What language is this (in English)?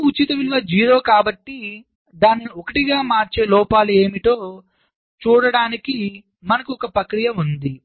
Telugu